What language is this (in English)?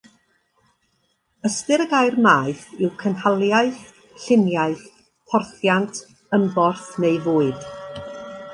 Welsh